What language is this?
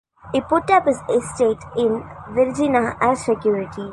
English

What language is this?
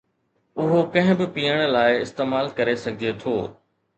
Sindhi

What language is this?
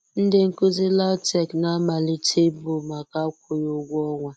Igbo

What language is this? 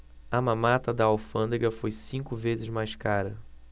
Portuguese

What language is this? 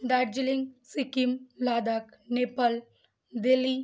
Bangla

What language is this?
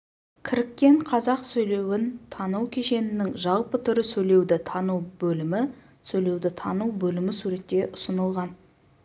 Kazakh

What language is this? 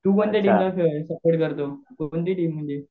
Marathi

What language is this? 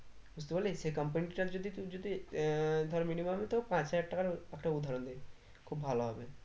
Bangla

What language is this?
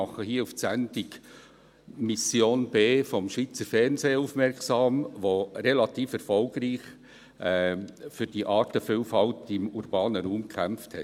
Swiss German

